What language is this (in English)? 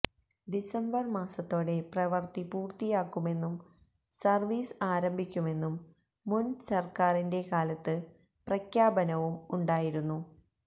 Malayalam